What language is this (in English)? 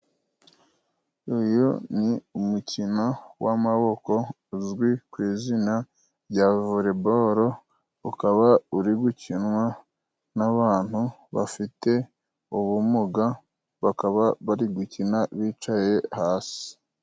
Kinyarwanda